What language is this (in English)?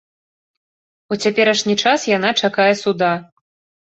Belarusian